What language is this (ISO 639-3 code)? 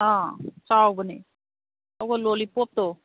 mni